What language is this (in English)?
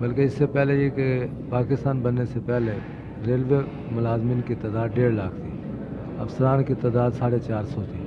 Hindi